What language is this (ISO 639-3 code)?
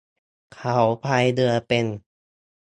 tha